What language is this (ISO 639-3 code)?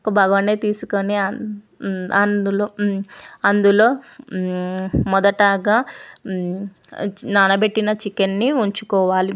tel